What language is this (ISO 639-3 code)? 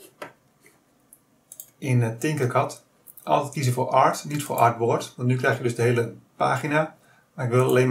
nld